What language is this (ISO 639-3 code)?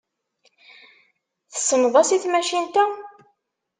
kab